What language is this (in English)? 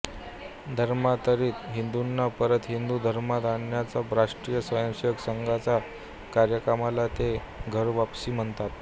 Marathi